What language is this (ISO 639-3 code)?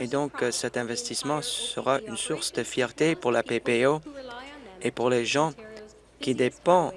fra